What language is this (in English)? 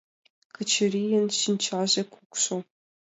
Mari